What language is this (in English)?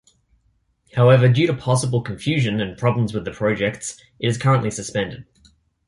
English